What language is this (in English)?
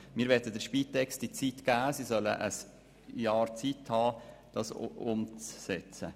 Swiss German